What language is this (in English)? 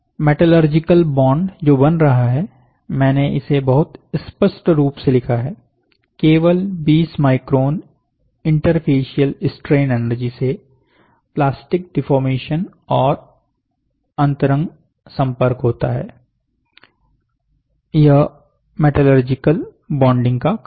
Hindi